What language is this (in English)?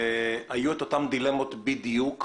Hebrew